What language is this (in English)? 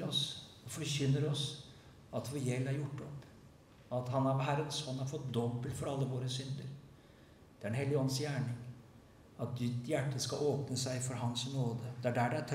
Norwegian